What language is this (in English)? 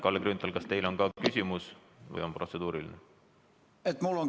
Estonian